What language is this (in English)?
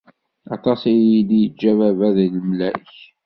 Kabyle